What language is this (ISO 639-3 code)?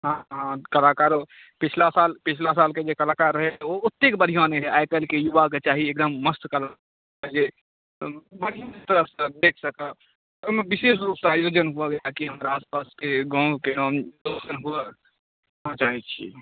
mai